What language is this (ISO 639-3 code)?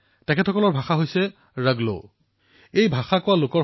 asm